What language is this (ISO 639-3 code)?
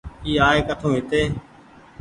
gig